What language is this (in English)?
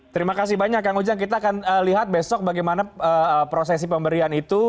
Indonesian